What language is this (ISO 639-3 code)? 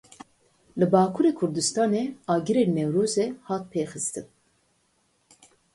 kur